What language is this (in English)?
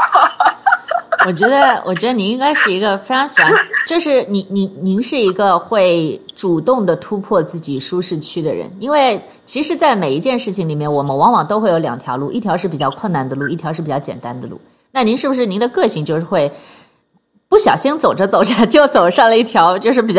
Chinese